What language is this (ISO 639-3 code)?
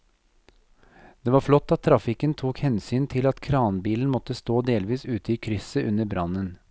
nor